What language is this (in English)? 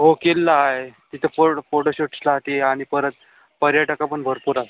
Marathi